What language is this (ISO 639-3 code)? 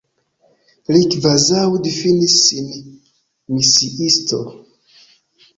epo